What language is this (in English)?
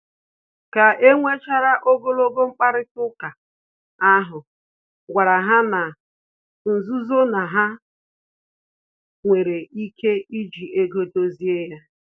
Igbo